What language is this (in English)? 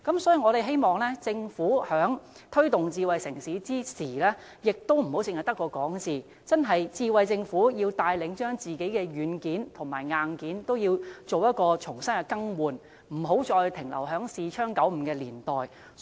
Cantonese